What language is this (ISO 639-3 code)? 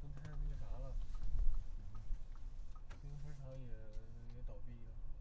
zho